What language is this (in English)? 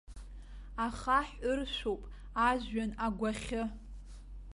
Abkhazian